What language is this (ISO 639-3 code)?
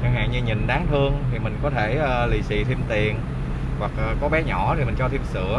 vie